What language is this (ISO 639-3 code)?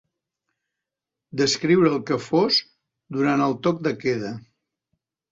cat